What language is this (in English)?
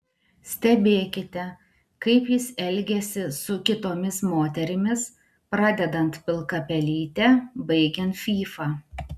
Lithuanian